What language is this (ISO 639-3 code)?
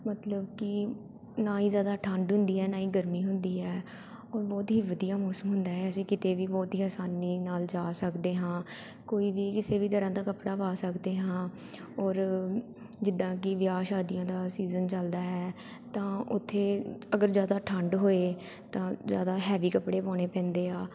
pan